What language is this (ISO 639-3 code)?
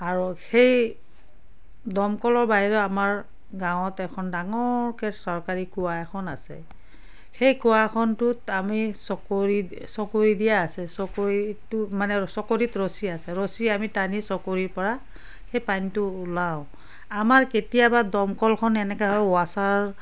asm